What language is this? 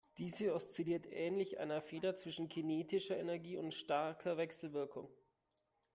German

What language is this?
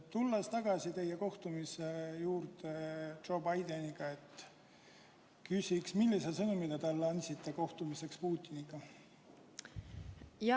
Estonian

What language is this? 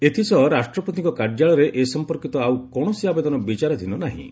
Odia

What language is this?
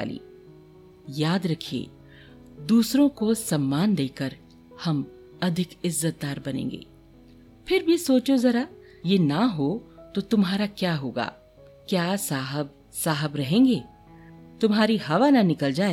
Hindi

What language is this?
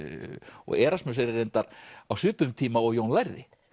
Icelandic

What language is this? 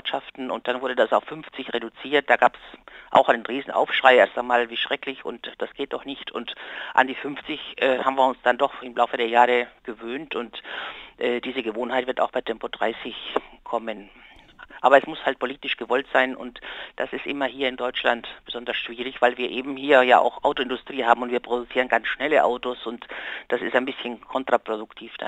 German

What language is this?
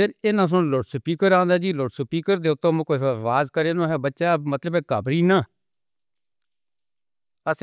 Northern Hindko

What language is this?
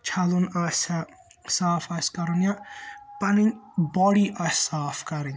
Kashmiri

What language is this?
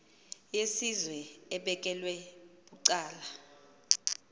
Xhosa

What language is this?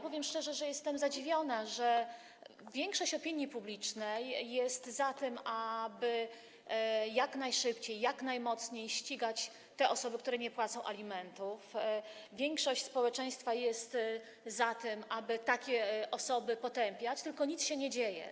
Polish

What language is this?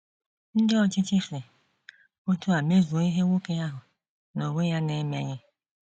Igbo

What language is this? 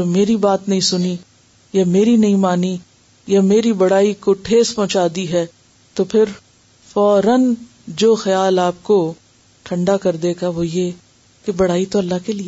Urdu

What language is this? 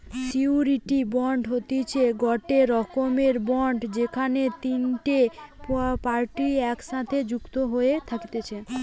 Bangla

